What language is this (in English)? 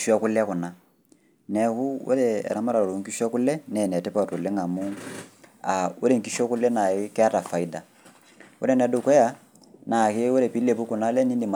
Masai